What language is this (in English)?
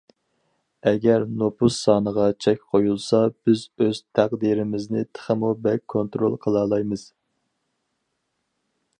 Uyghur